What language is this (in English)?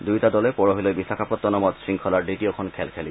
Assamese